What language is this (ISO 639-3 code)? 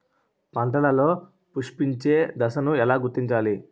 tel